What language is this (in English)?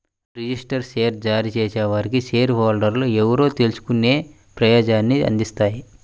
Telugu